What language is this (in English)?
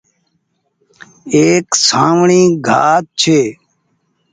Goaria